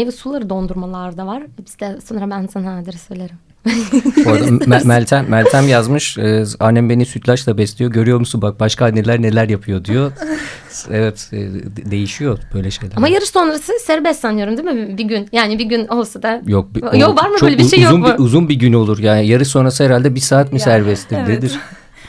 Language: Turkish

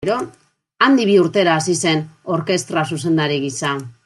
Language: Basque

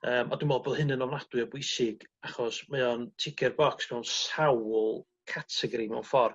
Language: Welsh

